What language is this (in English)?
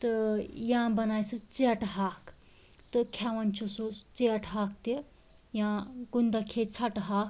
Kashmiri